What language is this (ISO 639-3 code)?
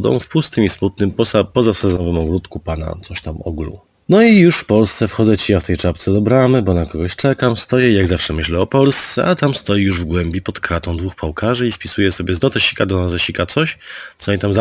pol